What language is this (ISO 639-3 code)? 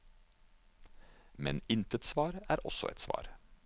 nor